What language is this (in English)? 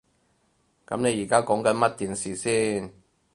Cantonese